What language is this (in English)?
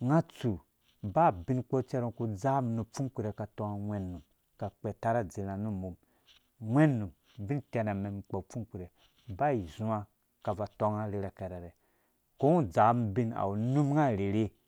Dũya